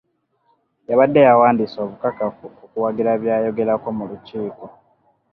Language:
Ganda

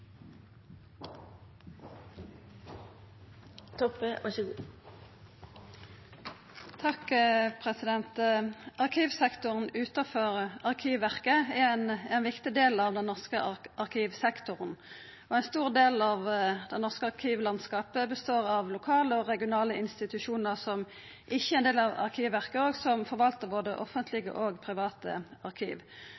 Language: Norwegian Nynorsk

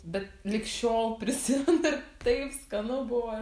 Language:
Lithuanian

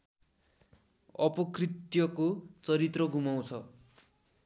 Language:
Nepali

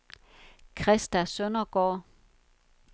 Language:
Danish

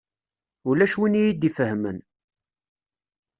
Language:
Kabyle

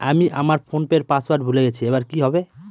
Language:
Bangla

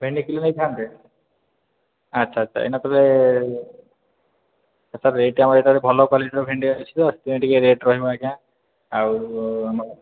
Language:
Odia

